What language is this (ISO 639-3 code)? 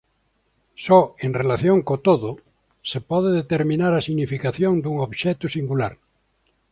glg